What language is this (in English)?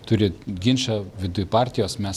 Lithuanian